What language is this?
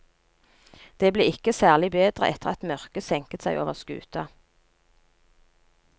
Norwegian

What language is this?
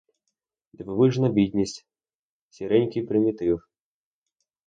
Ukrainian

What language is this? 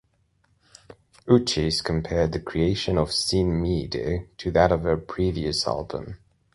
English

